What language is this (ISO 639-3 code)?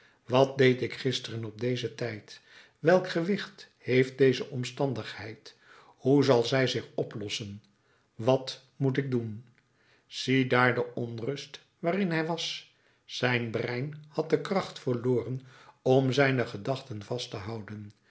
nld